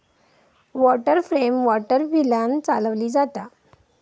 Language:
Marathi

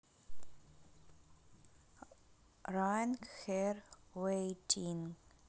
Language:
Russian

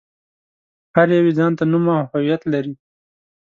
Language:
Pashto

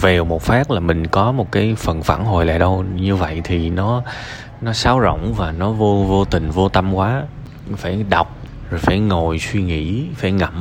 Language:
Vietnamese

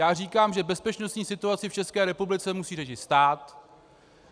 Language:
Czech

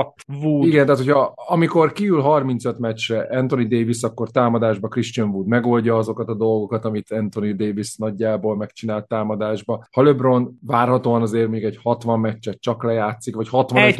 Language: Hungarian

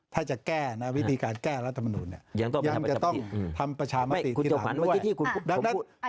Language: Thai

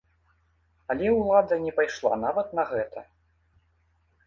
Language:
Belarusian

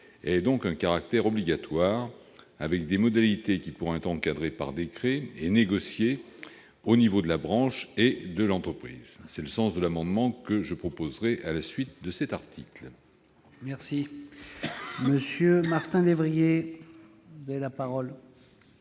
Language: French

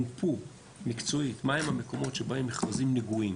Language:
Hebrew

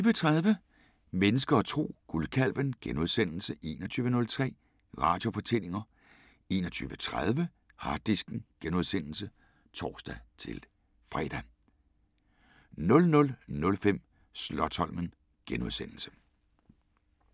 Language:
Danish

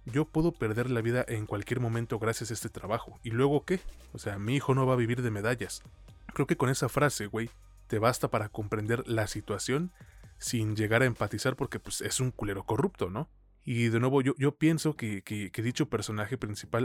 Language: Spanish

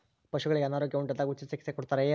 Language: Kannada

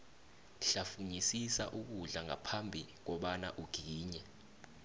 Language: South Ndebele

